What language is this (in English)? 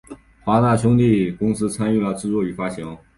Chinese